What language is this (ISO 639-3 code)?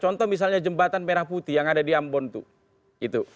ind